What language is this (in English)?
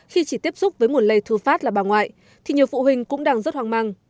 Vietnamese